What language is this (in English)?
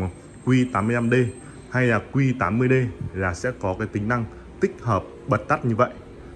Vietnamese